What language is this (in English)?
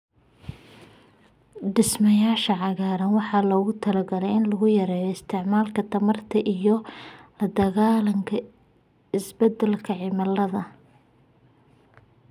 Somali